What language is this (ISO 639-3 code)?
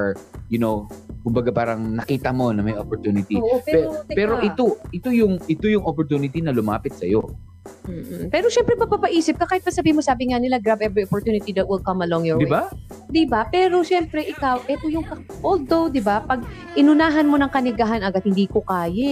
fil